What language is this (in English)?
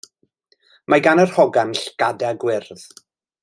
Welsh